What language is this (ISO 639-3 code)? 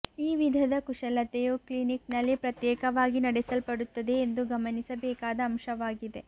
kan